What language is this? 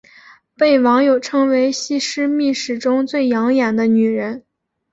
Chinese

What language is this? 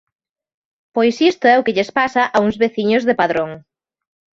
Galician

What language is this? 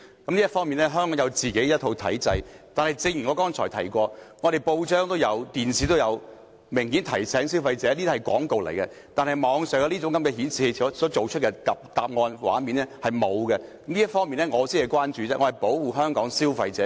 Cantonese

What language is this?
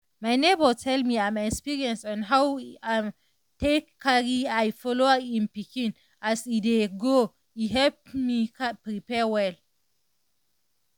Nigerian Pidgin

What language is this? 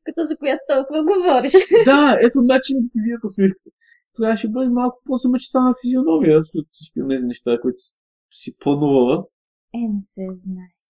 Bulgarian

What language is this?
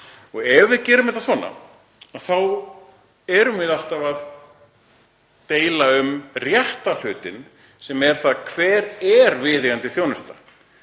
Icelandic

